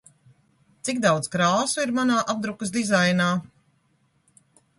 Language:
Latvian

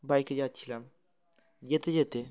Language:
Bangla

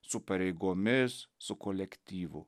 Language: Lithuanian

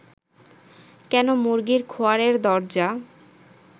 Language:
Bangla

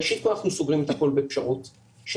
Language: Hebrew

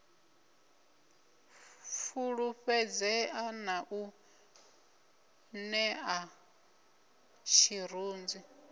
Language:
Venda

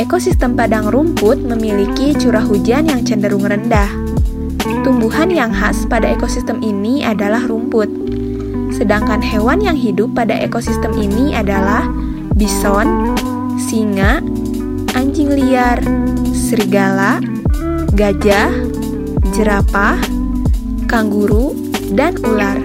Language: Indonesian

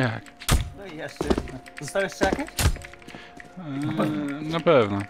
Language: Polish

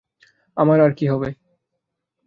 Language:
Bangla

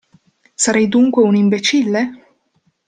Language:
Italian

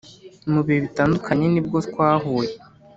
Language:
Kinyarwanda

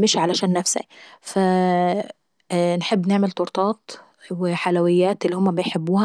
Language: Saidi Arabic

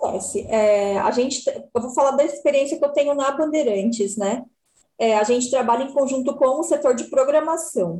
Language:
Portuguese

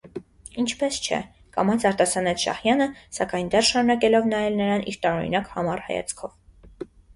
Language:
Armenian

